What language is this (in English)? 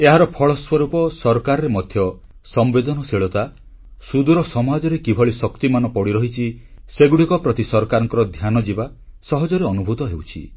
Odia